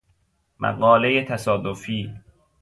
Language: Persian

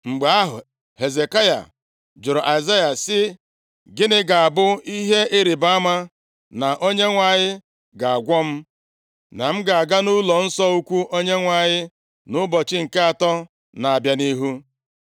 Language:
Igbo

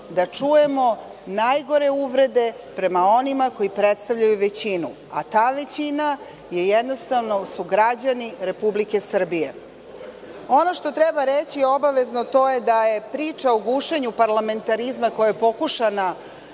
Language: Serbian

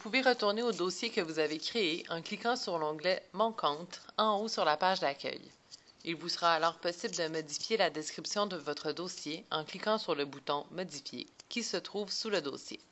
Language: French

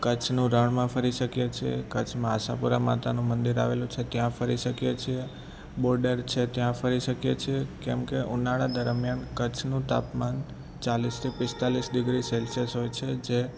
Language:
Gujarati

